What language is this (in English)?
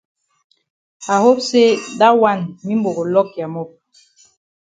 Cameroon Pidgin